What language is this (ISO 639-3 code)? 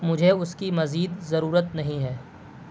urd